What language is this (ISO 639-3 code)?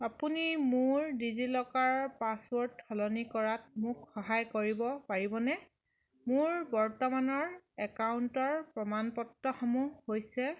asm